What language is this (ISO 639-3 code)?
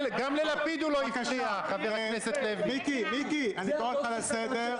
heb